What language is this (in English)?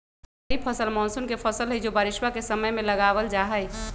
Magahi